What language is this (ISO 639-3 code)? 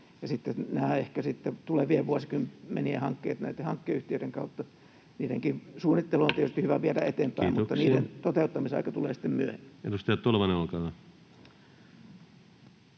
fin